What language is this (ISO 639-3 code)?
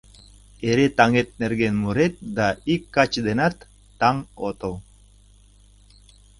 chm